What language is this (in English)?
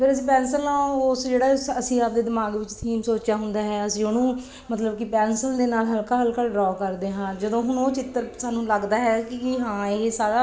Punjabi